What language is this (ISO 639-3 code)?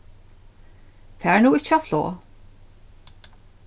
fao